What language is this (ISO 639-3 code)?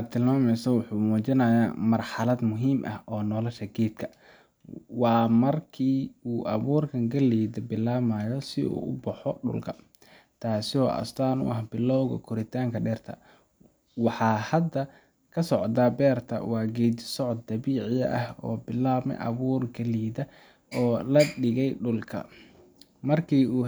som